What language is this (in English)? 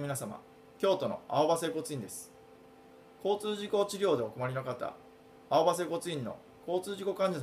Japanese